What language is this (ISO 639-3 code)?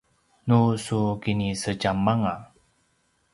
pwn